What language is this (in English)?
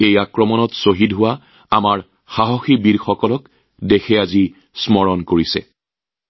Assamese